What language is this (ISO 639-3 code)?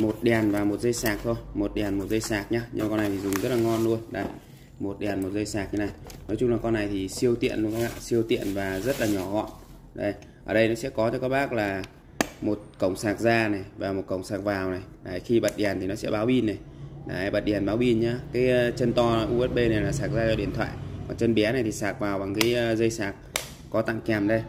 vie